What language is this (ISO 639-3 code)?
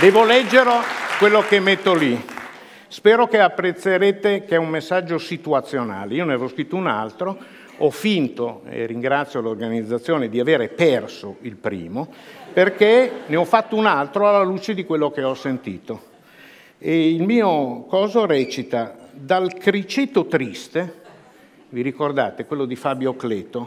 ita